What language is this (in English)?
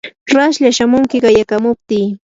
Yanahuanca Pasco Quechua